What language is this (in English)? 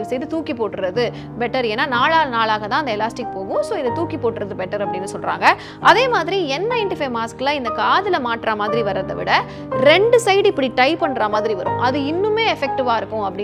Tamil